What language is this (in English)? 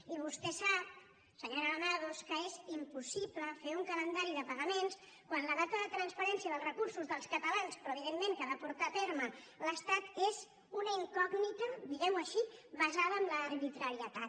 Catalan